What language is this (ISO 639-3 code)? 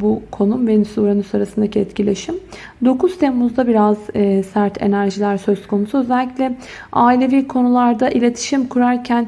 tur